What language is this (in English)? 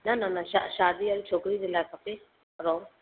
Sindhi